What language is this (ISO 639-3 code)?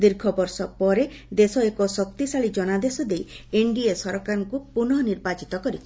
ori